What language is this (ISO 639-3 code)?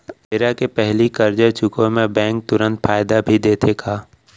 hne